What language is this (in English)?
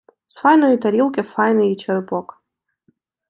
Ukrainian